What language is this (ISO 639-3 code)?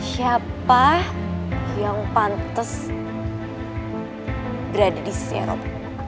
ind